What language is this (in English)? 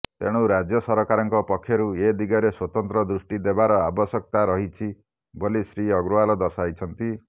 Odia